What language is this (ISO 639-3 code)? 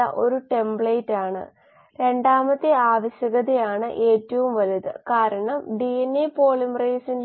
mal